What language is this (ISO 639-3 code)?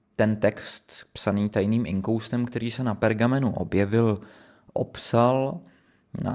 ces